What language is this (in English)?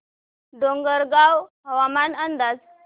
Marathi